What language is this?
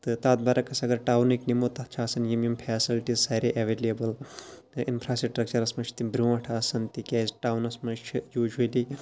Kashmiri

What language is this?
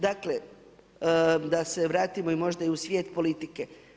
Croatian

